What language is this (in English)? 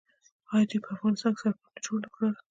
Pashto